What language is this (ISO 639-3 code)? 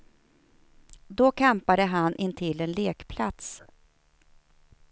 swe